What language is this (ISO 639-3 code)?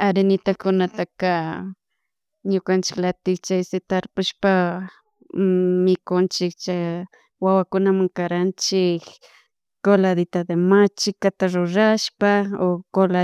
qug